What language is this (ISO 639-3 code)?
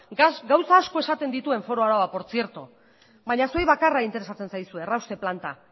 eus